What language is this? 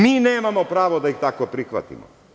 Serbian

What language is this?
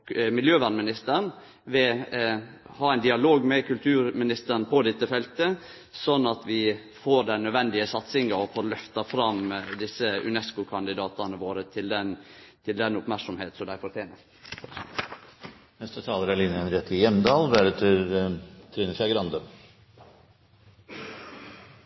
Norwegian Nynorsk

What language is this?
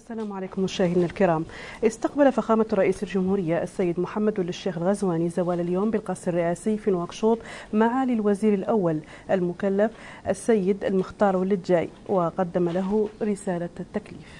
Arabic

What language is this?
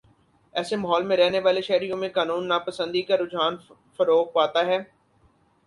Urdu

